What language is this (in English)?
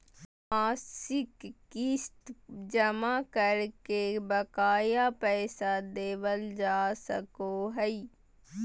Magahi